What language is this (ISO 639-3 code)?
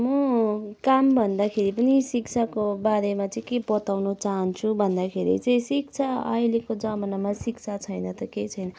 nep